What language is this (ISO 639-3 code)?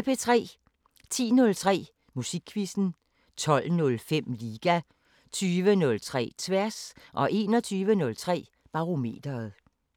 dan